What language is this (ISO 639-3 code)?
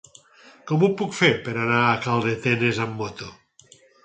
cat